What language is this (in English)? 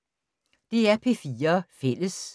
Danish